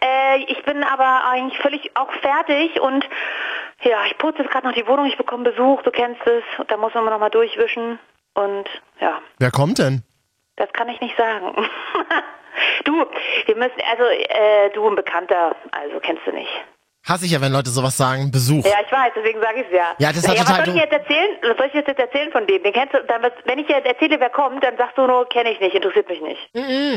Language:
German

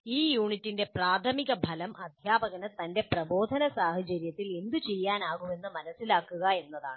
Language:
Malayalam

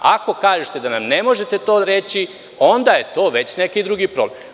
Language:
Serbian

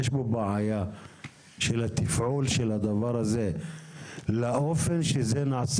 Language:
Hebrew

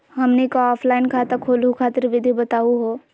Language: Magahi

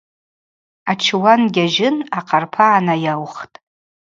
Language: Abaza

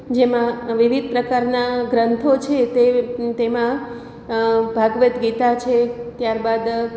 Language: Gujarati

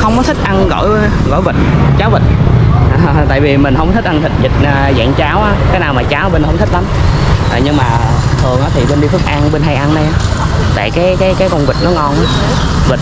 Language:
Vietnamese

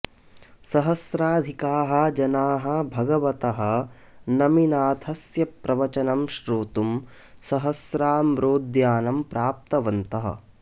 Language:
Sanskrit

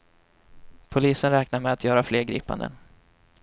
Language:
Swedish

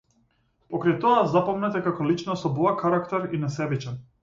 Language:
Macedonian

